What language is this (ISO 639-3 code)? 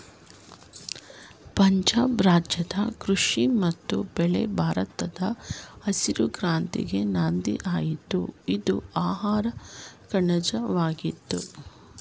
kan